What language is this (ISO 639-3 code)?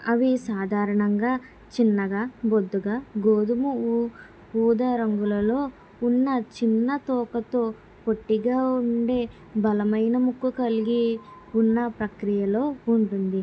tel